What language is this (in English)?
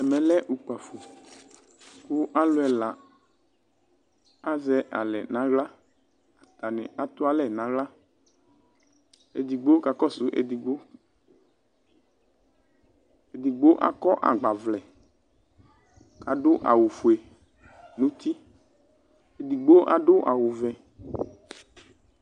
Ikposo